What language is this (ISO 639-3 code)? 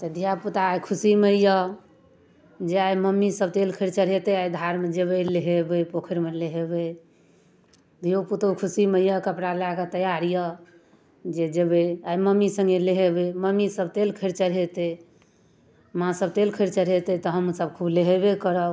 mai